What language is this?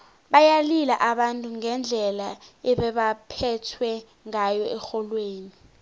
South Ndebele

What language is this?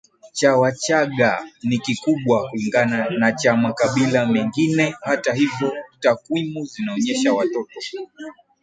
Swahili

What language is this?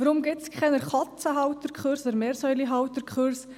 Swiss German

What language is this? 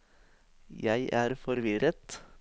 Norwegian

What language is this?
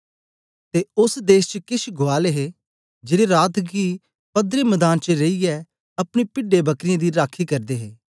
Dogri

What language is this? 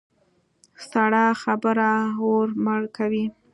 Pashto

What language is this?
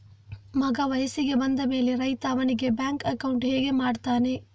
Kannada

